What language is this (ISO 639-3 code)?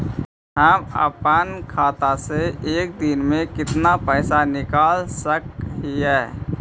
mag